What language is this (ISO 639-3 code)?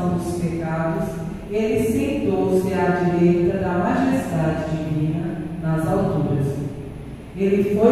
por